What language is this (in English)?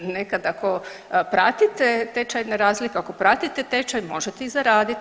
Croatian